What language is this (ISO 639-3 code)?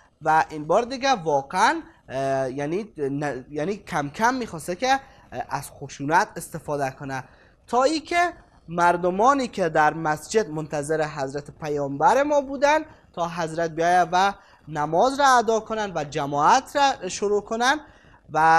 fas